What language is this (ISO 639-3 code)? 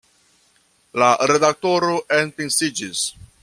epo